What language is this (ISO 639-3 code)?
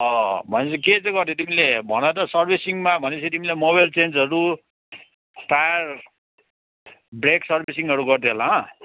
nep